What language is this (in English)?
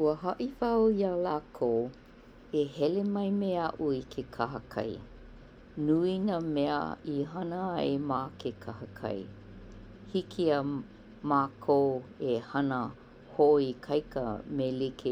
Hawaiian